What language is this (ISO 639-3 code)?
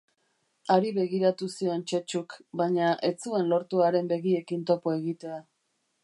eus